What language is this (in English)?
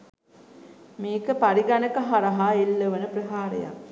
Sinhala